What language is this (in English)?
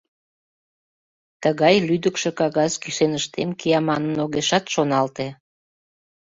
Mari